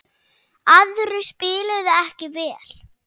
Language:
Icelandic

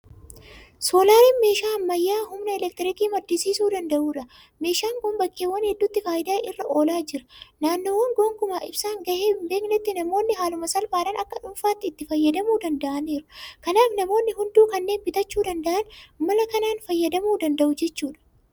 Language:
Oromo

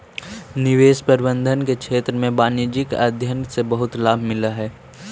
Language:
Magahi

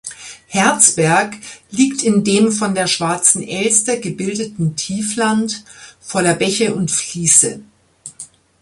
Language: German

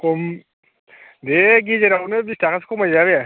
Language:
Bodo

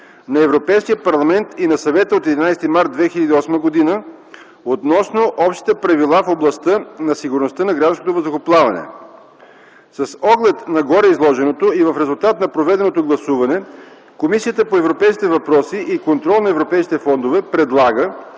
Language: Bulgarian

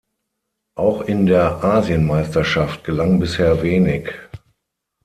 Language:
German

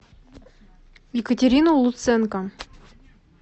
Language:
Russian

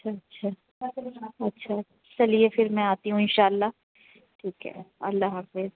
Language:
Urdu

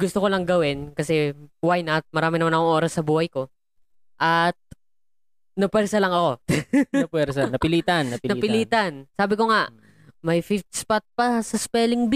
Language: Filipino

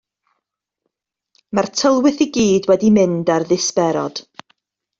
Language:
Welsh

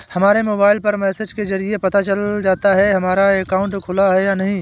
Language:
Hindi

